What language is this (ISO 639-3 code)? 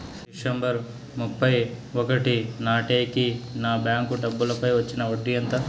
tel